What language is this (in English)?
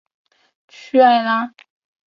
Chinese